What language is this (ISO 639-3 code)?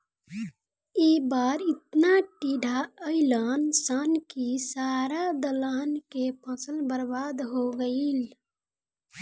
bho